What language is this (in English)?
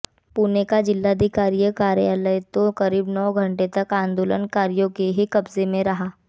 Hindi